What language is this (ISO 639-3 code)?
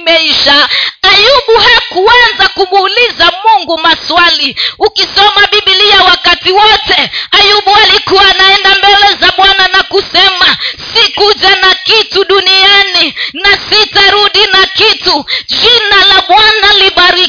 swa